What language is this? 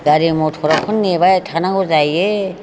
Bodo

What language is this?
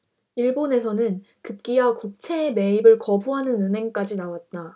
Korean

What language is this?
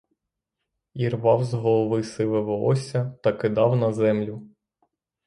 Ukrainian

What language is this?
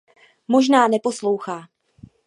Czech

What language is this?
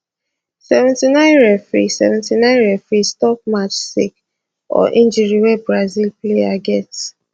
Nigerian Pidgin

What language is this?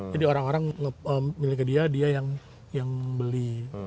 Indonesian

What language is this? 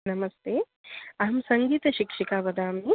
Sanskrit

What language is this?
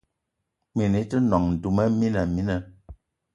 Eton (Cameroon)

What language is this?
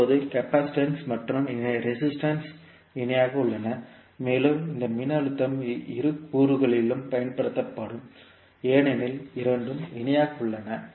Tamil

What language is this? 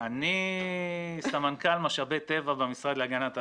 Hebrew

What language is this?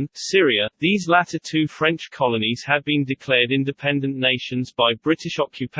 English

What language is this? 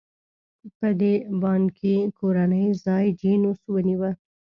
Pashto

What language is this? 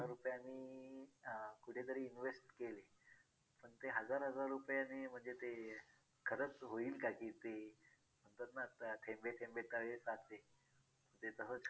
Marathi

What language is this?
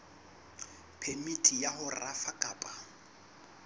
Southern Sotho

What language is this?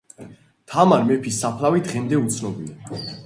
Georgian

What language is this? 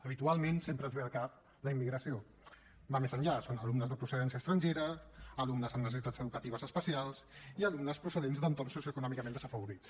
Catalan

